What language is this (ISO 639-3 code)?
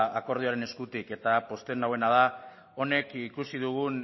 eus